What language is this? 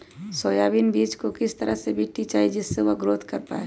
Magahi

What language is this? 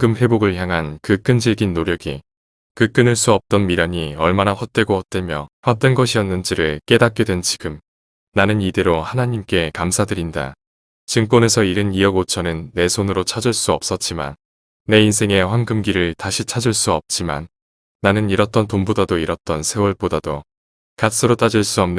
Korean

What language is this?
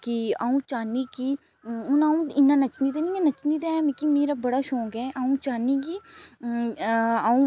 Dogri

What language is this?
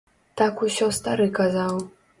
Belarusian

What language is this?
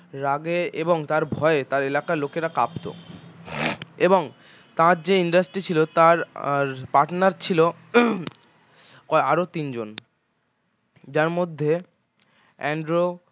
Bangla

